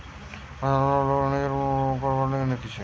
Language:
Bangla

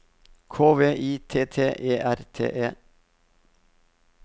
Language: Norwegian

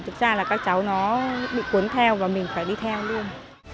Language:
Vietnamese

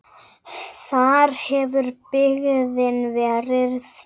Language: Icelandic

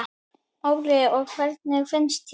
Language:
Icelandic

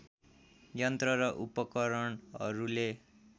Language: Nepali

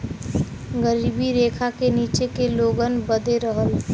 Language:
Bhojpuri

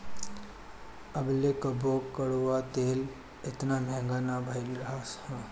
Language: Bhojpuri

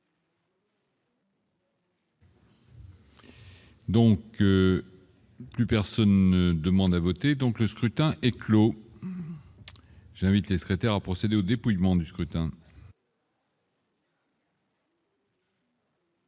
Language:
French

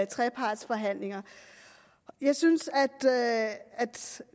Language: Danish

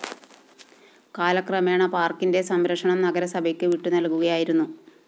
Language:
Malayalam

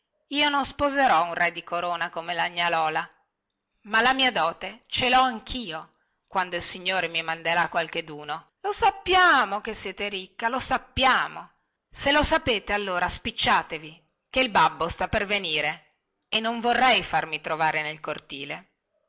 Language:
Italian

